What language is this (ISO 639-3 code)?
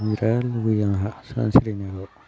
brx